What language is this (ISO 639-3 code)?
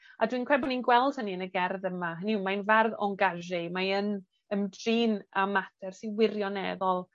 cym